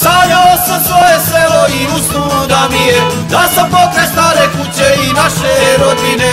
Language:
Romanian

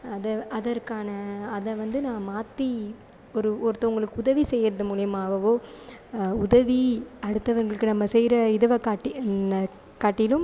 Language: Tamil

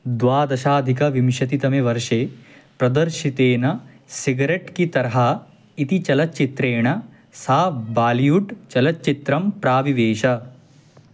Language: Sanskrit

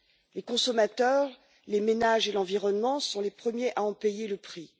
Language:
French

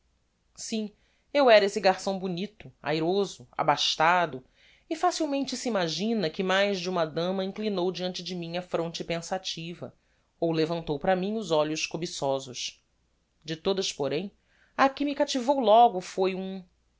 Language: Portuguese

